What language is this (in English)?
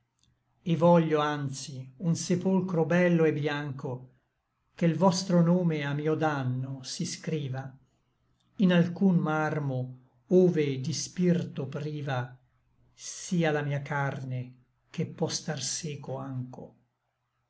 Italian